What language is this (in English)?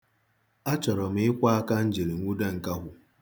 Igbo